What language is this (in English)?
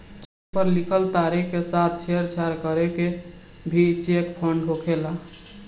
Bhojpuri